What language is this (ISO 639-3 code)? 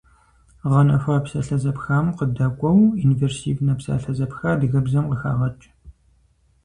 kbd